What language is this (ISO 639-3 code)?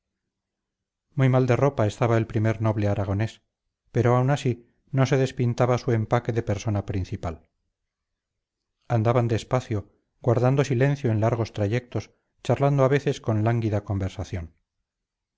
spa